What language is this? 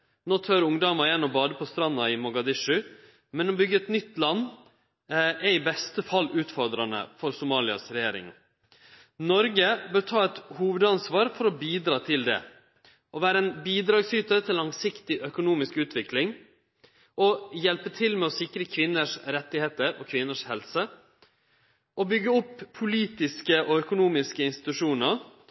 Norwegian Nynorsk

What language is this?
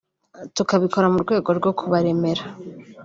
Kinyarwanda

